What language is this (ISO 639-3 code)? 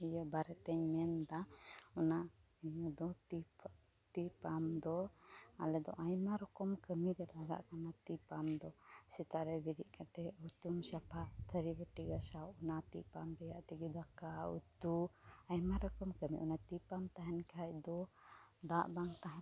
sat